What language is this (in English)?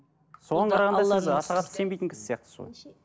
Kazakh